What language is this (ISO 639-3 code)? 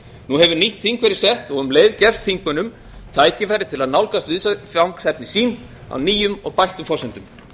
isl